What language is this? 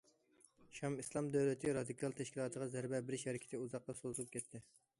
Uyghur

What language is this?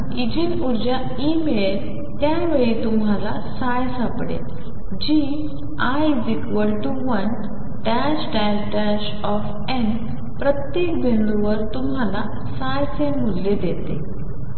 Marathi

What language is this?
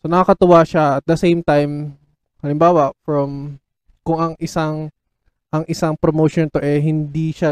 Filipino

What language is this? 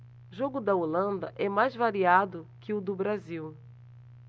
Portuguese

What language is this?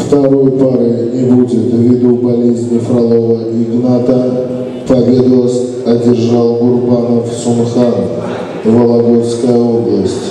Russian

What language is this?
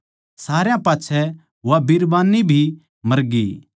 Haryanvi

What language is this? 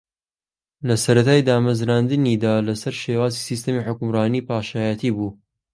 Central Kurdish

